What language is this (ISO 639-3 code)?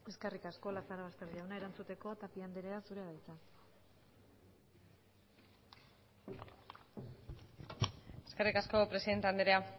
eus